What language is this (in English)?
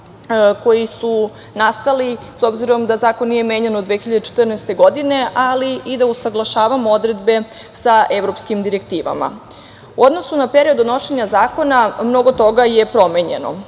Serbian